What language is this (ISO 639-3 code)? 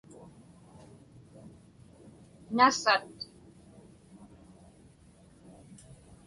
ipk